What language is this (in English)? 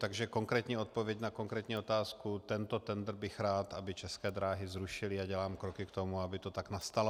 Czech